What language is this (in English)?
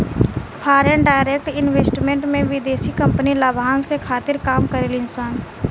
Bhojpuri